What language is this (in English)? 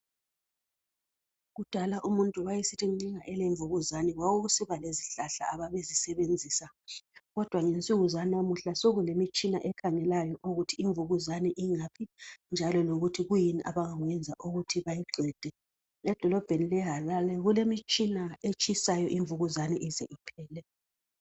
North Ndebele